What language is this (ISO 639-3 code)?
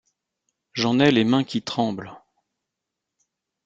fra